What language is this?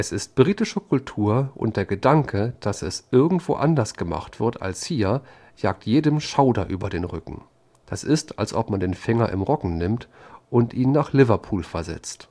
German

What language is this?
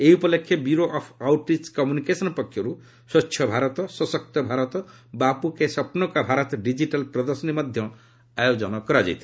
Odia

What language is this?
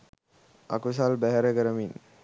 Sinhala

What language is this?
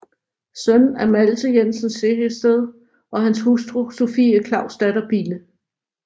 Danish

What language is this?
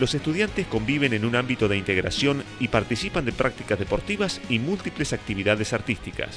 Spanish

